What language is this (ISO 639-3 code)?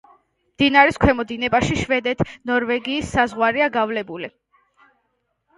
kat